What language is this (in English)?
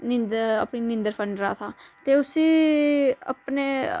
Dogri